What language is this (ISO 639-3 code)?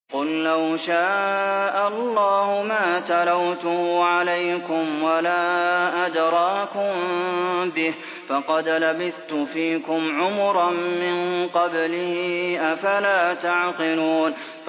ara